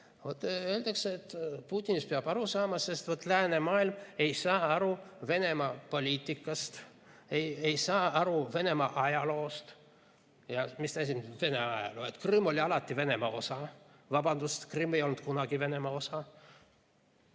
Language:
Estonian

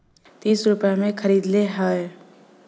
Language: Bhojpuri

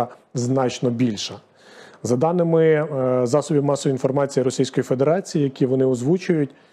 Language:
Ukrainian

